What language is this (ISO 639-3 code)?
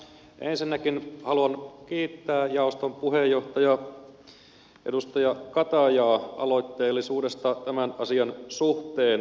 fin